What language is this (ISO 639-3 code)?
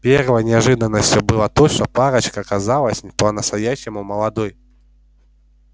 rus